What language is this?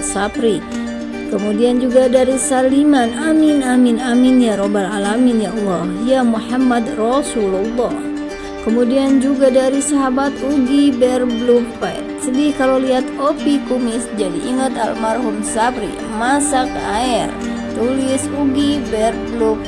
Indonesian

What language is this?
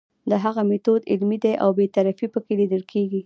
Pashto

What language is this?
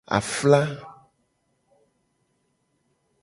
Gen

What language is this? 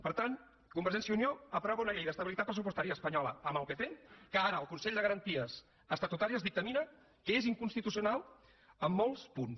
Catalan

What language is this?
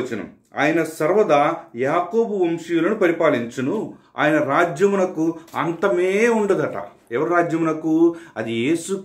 Romanian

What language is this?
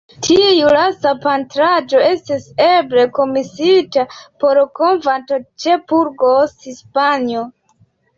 Esperanto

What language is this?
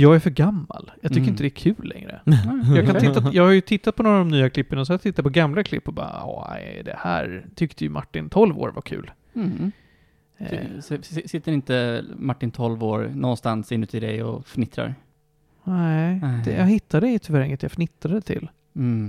Swedish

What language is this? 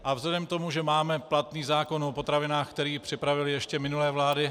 Czech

